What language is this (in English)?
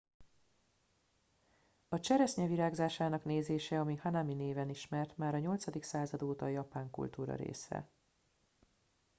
Hungarian